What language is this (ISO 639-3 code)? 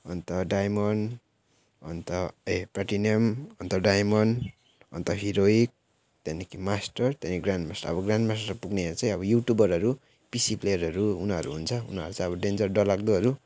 nep